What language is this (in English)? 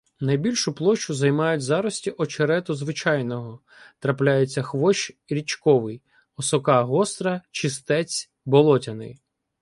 Ukrainian